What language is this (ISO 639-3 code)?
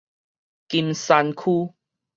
nan